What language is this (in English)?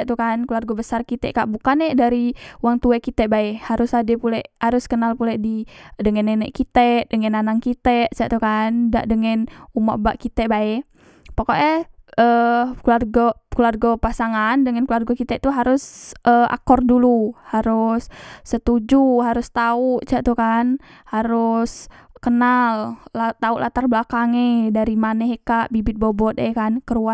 Musi